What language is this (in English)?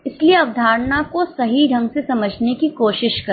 Hindi